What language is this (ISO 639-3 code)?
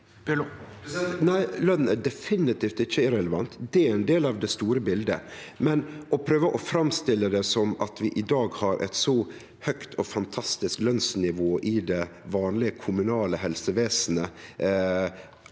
nor